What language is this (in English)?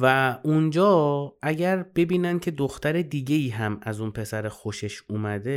Persian